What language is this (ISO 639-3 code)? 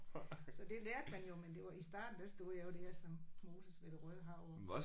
dan